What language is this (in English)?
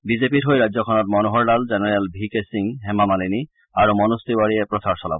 Assamese